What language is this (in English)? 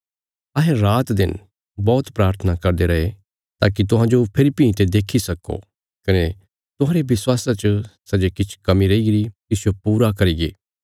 Bilaspuri